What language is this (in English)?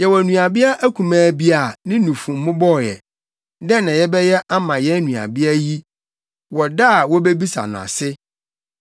Akan